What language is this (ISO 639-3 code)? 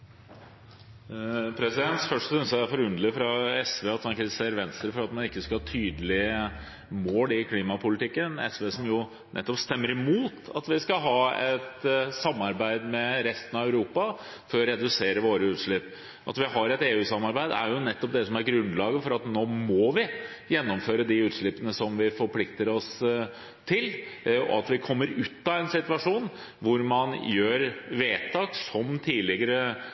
nob